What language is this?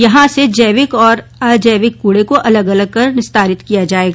Hindi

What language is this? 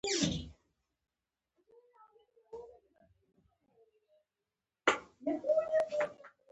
Pashto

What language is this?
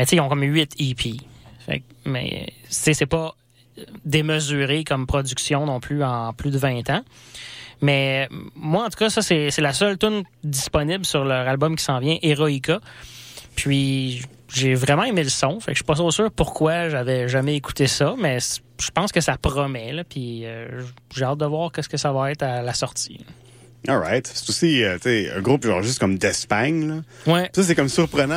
French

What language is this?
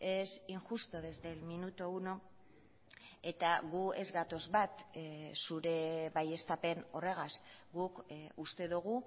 Basque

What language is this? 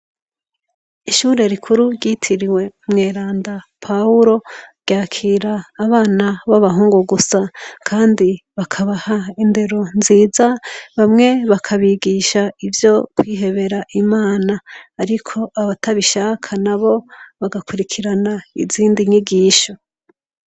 Rundi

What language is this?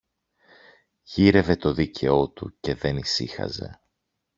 Greek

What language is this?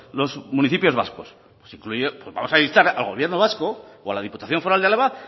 Spanish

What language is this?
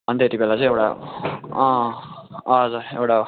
Nepali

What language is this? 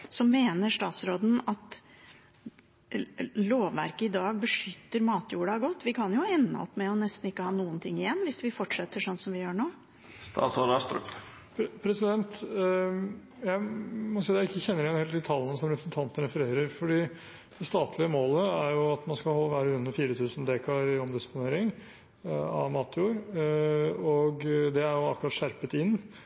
Norwegian Bokmål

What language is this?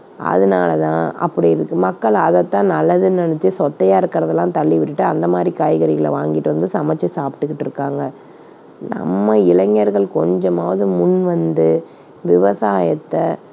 Tamil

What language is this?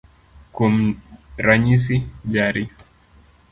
Luo (Kenya and Tanzania)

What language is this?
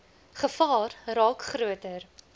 Afrikaans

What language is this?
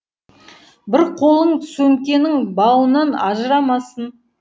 Kazakh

